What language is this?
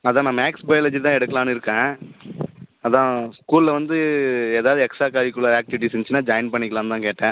Tamil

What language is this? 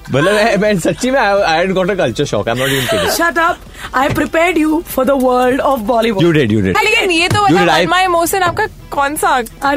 Hindi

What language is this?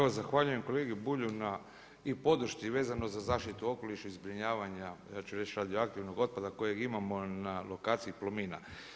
Croatian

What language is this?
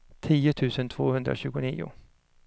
Swedish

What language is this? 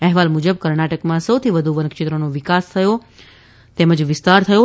Gujarati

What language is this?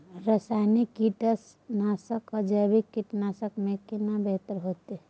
Maithili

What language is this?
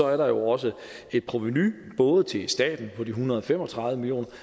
Danish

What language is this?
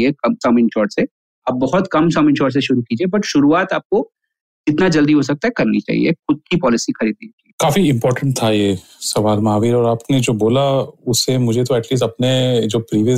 Hindi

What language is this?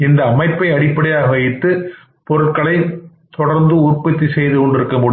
Tamil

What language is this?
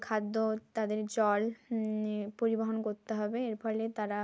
Bangla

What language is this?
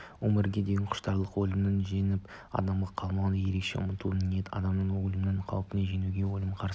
Kazakh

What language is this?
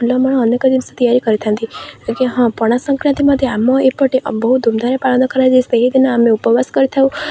Odia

